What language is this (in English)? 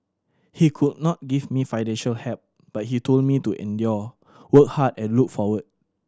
English